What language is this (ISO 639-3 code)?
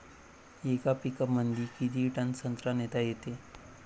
mar